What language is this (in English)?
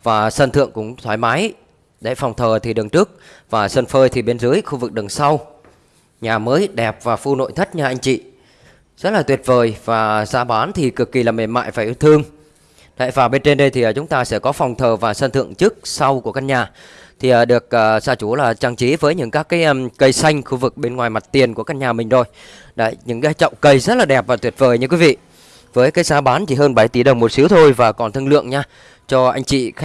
Vietnamese